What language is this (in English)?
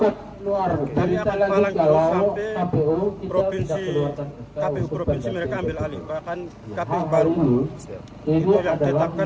Indonesian